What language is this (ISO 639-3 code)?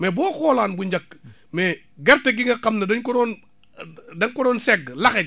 wol